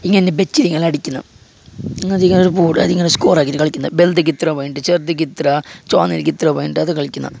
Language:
Malayalam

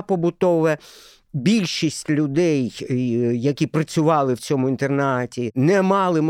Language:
Ukrainian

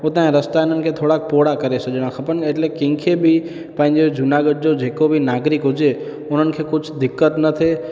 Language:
Sindhi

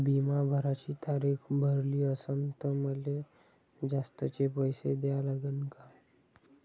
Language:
Marathi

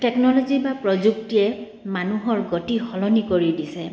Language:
Assamese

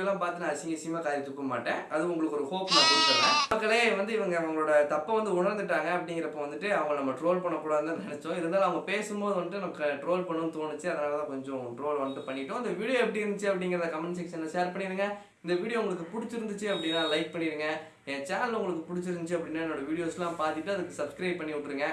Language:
Tamil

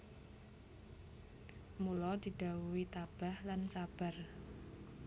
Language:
Javanese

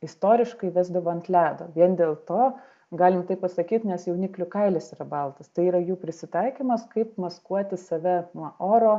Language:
Lithuanian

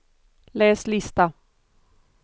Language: Swedish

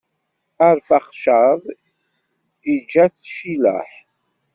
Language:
Kabyle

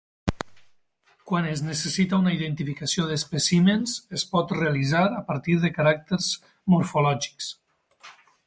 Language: Catalan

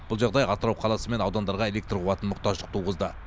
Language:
Kazakh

